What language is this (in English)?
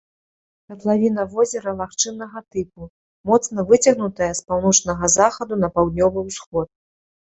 Belarusian